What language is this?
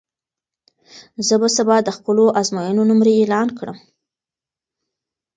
Pashto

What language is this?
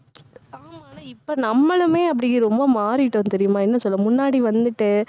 Tamil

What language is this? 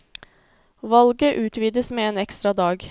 Norwegian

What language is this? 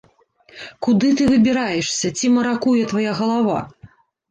Belarusian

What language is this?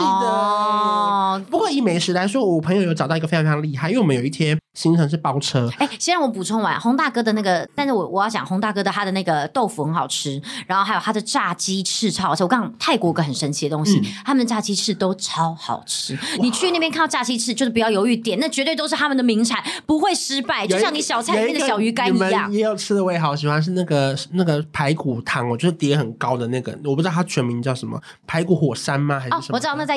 Chinese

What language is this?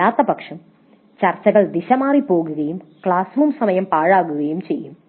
Malayalam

